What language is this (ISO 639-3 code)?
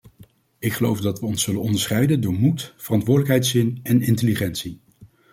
nld